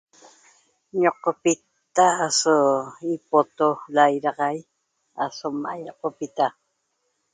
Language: Toba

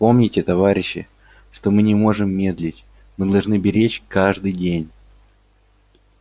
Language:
Russian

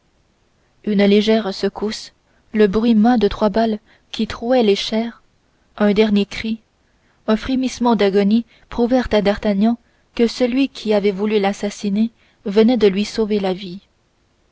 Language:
French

